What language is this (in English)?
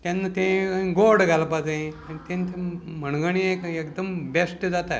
Konkani